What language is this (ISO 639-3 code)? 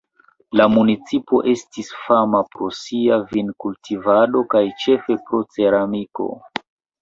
epo